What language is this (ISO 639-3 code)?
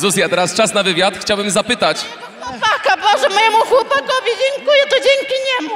pol